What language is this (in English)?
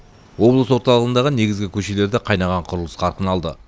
Kazakh